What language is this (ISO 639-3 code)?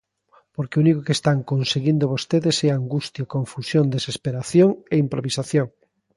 glg